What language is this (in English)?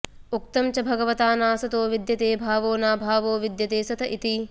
Sanskrit